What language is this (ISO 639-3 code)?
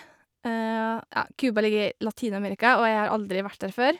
nor